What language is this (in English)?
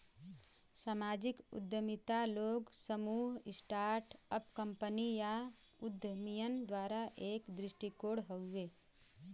Bhojpuri